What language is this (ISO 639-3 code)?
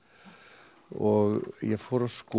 isl